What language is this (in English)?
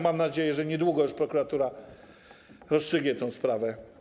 Polish